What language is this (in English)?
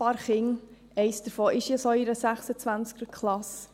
Swiss German